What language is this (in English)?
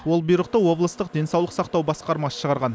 Kazakh